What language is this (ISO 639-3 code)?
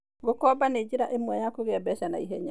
kik